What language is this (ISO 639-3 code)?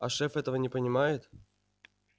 rus